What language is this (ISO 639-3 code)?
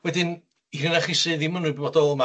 cym